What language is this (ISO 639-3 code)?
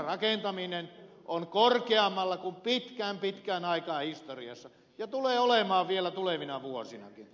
fin